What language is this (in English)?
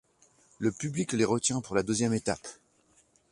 French